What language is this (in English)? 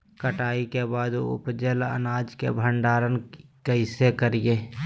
Magahi